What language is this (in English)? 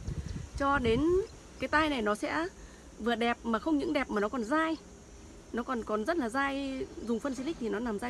Vietnamese